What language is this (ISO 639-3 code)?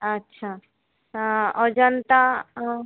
ben